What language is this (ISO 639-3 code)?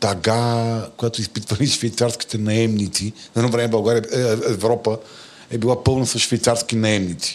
bul